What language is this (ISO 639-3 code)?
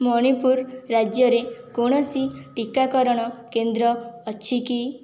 ori